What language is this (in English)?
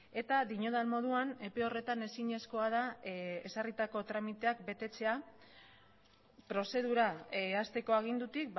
Basque